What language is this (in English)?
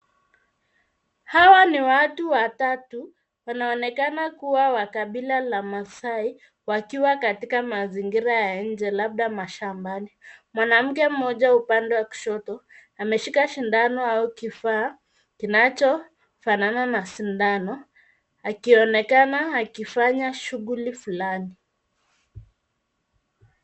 Swahili